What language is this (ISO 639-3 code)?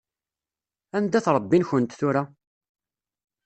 kab